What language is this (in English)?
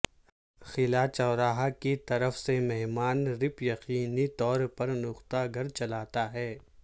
Urdu